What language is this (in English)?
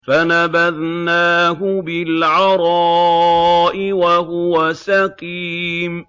Arabic